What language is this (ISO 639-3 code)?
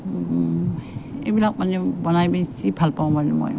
asm